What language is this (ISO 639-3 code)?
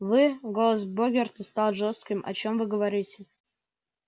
rus